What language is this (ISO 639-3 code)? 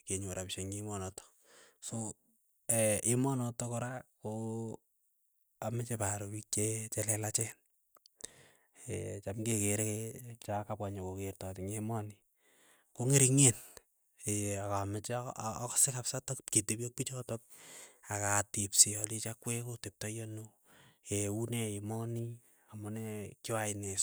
eyo